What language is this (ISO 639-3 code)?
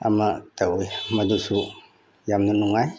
mni